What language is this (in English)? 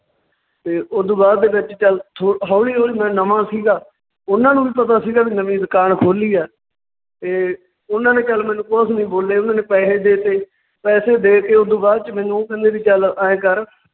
Punjabi